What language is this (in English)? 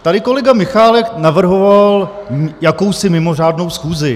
Czech